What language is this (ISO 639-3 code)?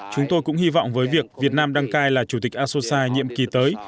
vie